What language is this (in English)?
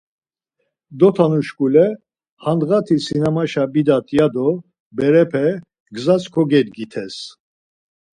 Laz